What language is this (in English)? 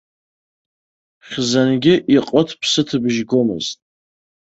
Abkhazian